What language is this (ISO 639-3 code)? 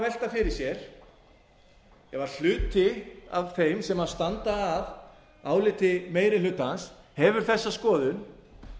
isl